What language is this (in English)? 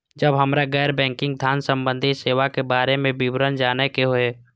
Maithili